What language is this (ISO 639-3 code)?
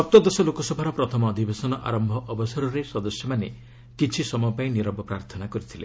ori